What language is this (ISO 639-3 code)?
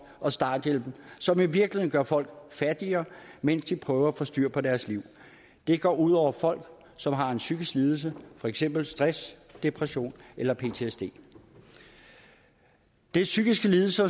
dan